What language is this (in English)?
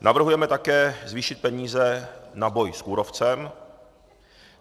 Czech